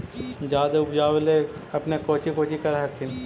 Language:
Magahi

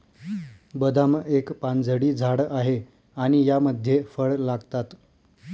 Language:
Marathi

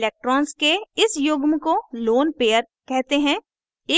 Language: Hindi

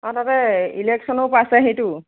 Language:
Assamese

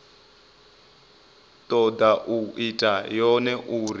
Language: Venda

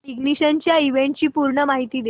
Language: Marathi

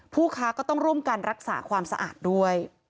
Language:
Thai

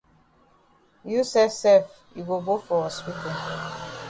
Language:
Cameroon Pidgin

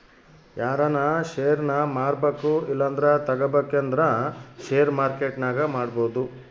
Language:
Kannada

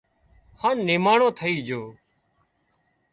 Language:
Wadiyara Koli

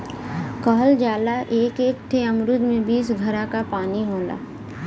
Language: Bhojpuri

